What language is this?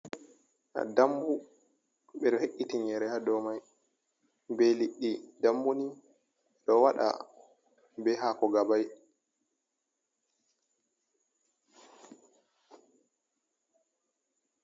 Fula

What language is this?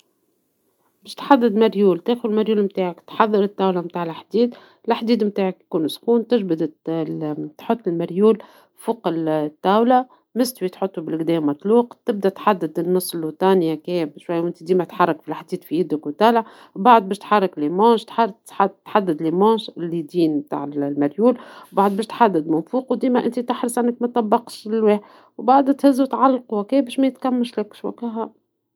Tunisian Arabic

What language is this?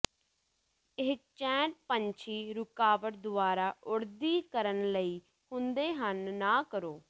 Punjabi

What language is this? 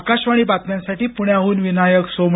Marathi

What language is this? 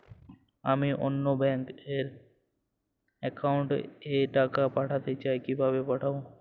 Bangla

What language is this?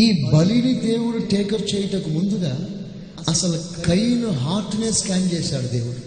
Telugu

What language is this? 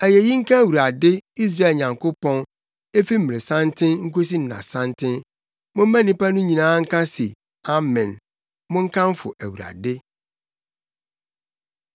Akan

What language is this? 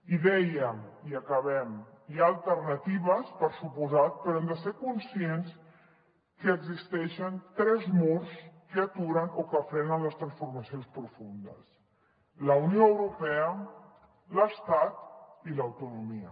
Catalan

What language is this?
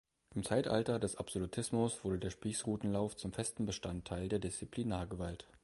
German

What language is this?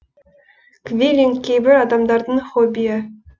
Kazakh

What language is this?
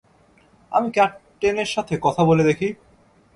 Bangla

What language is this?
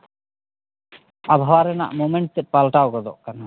Santali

